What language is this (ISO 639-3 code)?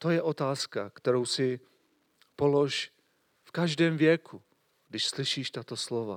ces